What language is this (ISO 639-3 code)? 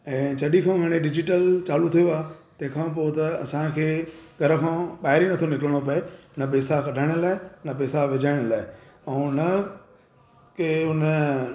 snd